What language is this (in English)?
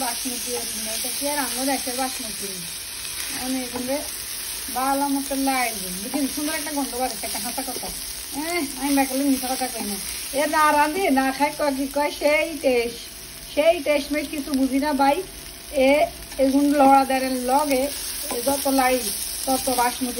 Romanian